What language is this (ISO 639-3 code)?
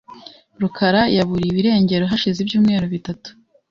kin